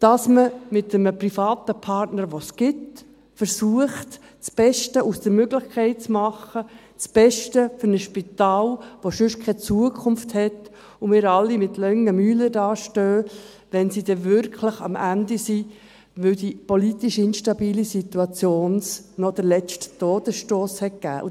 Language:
Swiss German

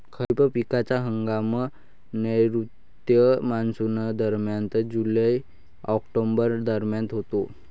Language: Marathi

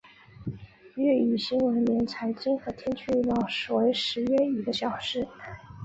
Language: Chinese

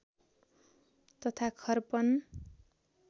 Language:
Nepali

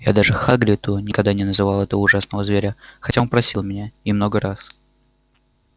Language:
Russian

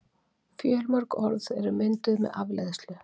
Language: Icelandic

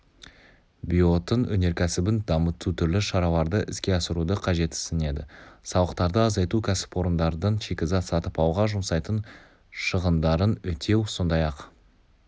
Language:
Kazakh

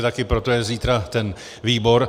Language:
Czech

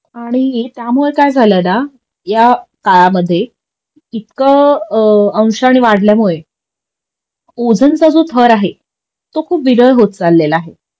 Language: Marathi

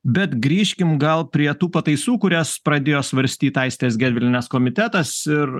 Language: Lithuanian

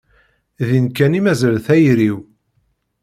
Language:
Kabyle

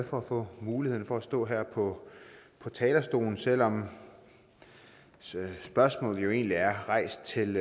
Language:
Danish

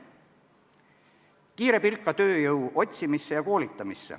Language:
Estonian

